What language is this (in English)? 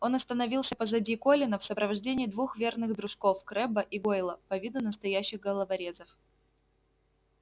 Russian